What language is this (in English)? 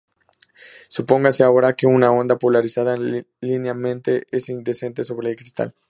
Spanish